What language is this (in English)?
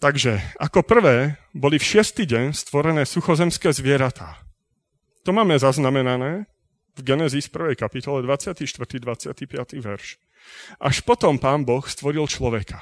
Slovak